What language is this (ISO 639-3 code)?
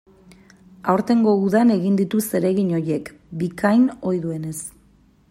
eus